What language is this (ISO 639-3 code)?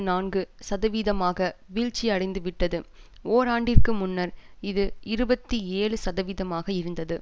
tam